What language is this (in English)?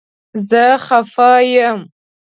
Pashto